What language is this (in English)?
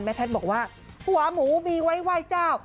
Thai